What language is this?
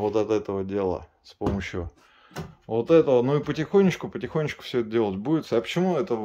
Russian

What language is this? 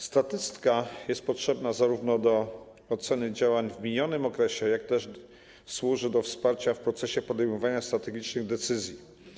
Polish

